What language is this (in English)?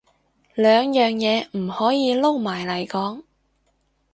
Cantonese